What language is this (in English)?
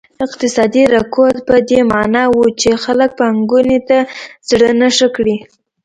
Pashto